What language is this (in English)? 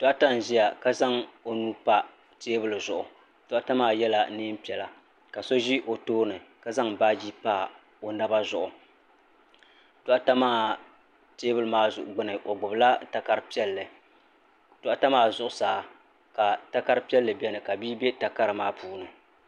Dagbani